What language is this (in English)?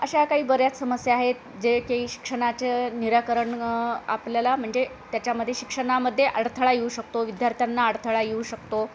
Marathi